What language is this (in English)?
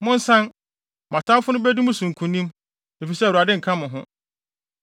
Akan